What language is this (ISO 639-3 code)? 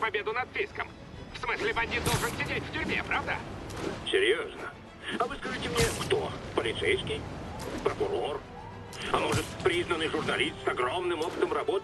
rus